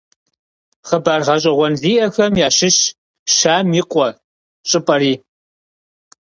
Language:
Kabardian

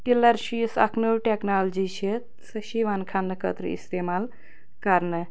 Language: Kashmiri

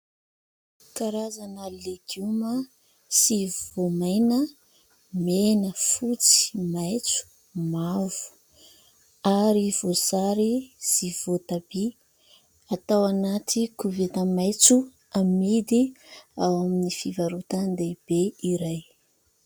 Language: Malagasy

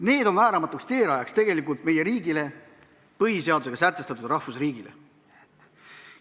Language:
Estonian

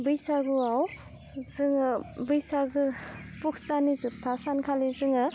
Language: Bodo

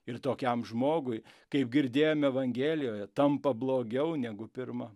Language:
Lithuanian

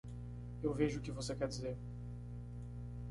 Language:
Portuguese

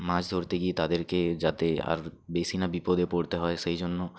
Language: Bangla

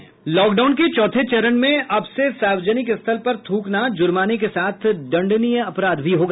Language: Hindi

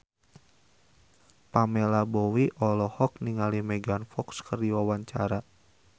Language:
Sundanese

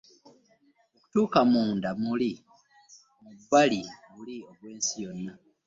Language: Ganda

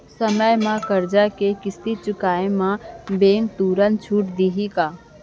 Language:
Chhattisgarhi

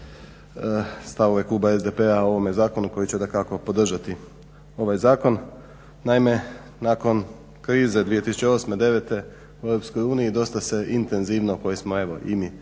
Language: Croatian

